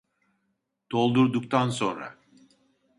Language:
Turkish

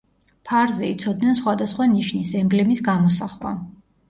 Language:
Georgian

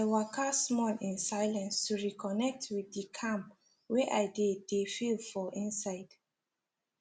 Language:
Nigerian Pidgin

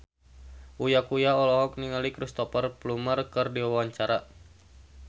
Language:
Sundanese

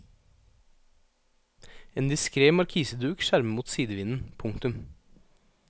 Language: Norwegian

